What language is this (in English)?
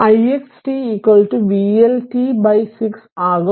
Malayalam